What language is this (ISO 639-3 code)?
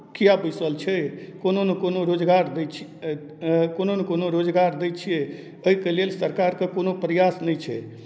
mai